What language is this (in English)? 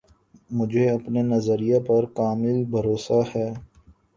Urdu